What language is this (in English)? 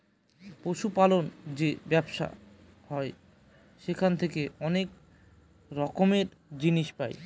Bangla